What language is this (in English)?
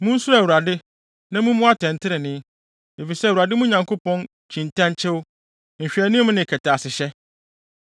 Akan